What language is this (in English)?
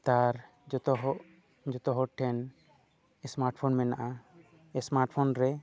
Santali